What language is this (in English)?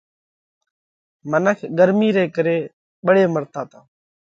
Parkari Koli